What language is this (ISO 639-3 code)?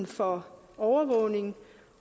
dan